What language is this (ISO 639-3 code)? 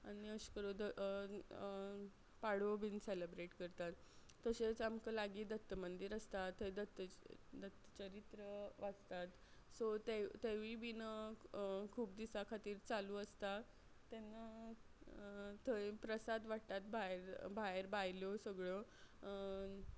kok